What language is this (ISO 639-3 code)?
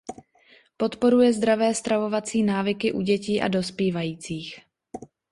ces